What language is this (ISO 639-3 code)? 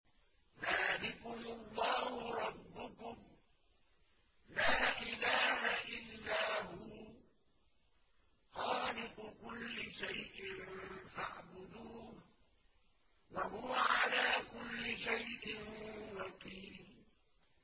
ara